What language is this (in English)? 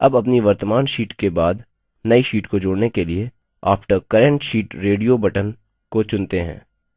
Hindi